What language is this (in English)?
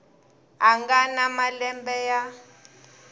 Tsonga